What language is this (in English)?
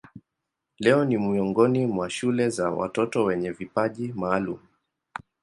Swahili